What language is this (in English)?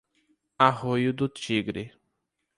Portuguese